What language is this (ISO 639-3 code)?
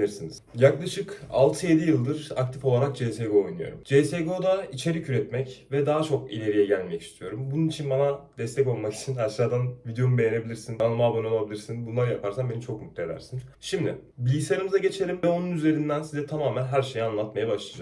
tur